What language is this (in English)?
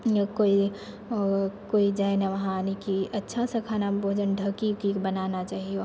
Maithili